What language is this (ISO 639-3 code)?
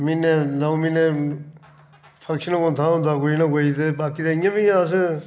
doi